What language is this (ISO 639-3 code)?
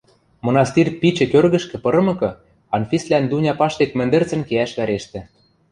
mrj